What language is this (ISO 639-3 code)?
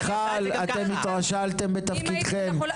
heb